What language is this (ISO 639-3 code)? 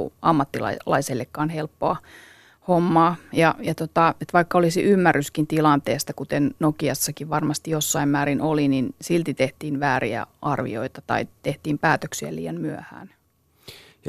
fin